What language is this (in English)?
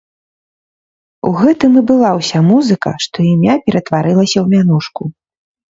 Belarusian